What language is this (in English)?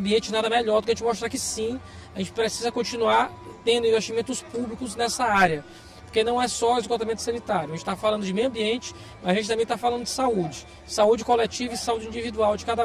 Portuguese